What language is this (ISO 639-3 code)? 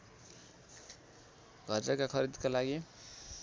nep